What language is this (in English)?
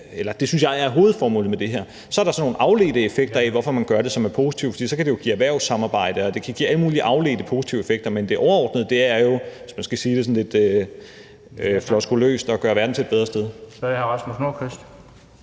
Danish